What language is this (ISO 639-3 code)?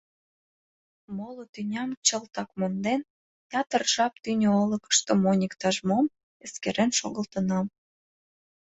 chm